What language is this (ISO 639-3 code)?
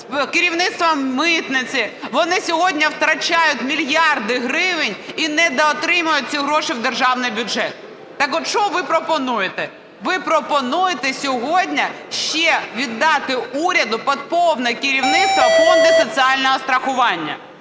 ukr